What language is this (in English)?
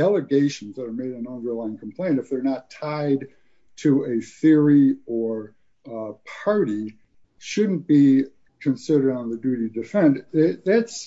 English